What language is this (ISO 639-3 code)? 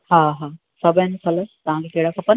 snd